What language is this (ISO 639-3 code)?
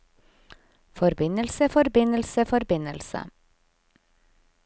nor